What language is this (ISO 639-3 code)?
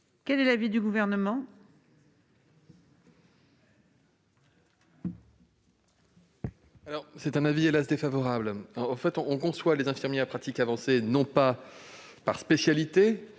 fra